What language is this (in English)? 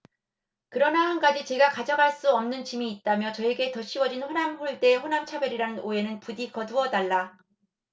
Korean